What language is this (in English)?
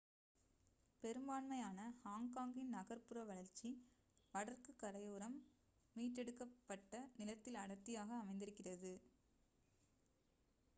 Tamil